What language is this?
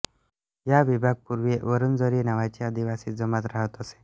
Marathi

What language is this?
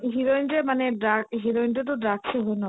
Assamese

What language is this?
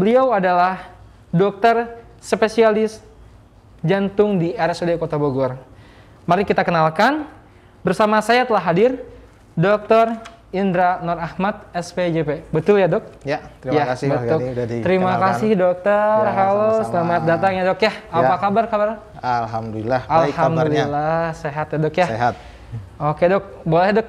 Indonesian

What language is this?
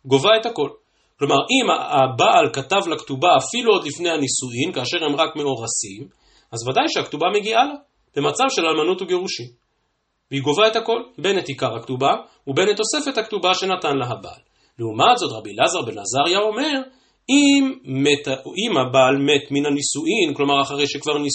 Hebrew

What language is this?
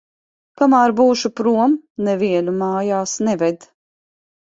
Latvian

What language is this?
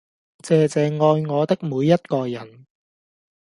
Cantonese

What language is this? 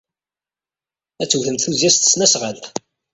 Kabyle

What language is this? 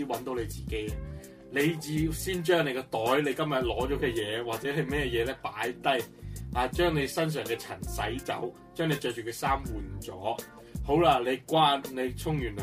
Chinese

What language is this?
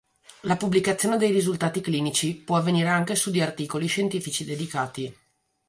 Italian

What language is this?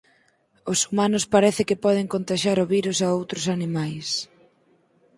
Galician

